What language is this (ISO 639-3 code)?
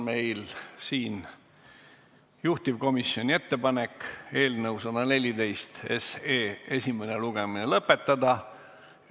est